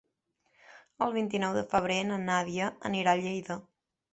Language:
Catalan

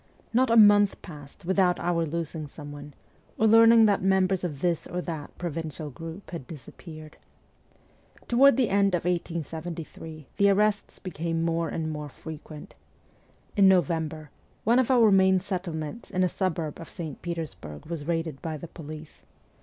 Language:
English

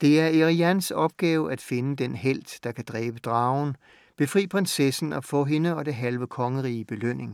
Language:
Danish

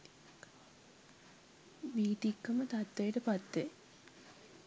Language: Sinhala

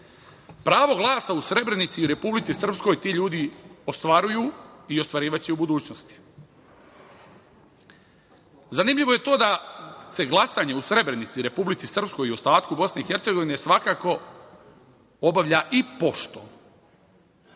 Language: Serbian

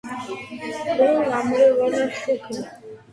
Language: Georgian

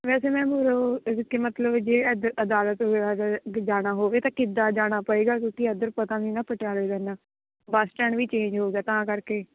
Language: Punjabi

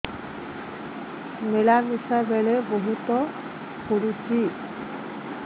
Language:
Odia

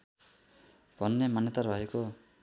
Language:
Nepali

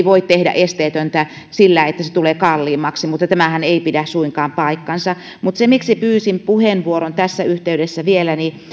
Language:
Finnish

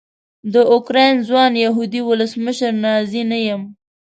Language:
Pashto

